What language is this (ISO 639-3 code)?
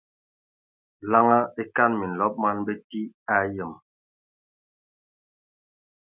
ewo